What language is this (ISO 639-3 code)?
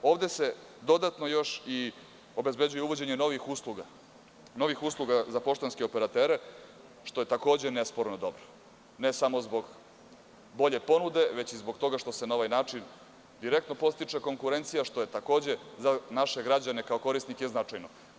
srp